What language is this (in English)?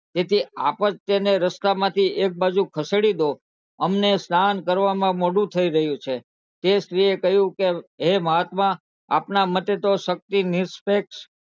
Gujarati